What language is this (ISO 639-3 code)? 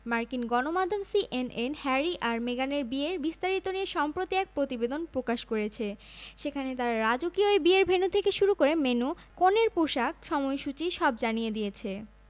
ben